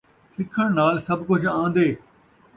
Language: Saraiki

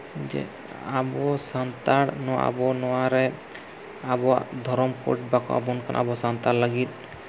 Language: Santali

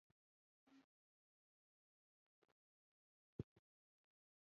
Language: Pashto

